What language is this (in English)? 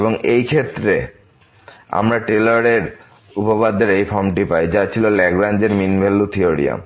Bangla